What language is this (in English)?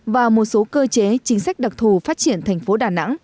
Vietnamese